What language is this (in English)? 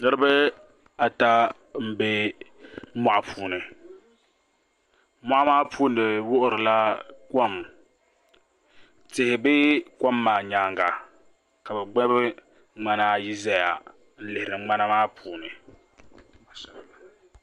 Dagbani